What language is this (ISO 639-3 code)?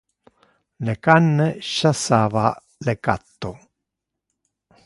ina